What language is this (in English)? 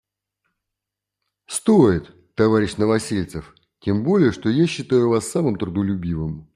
Russian